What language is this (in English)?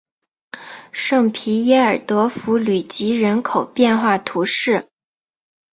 Chinese